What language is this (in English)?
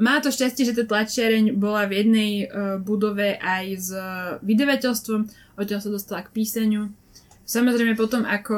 Slovak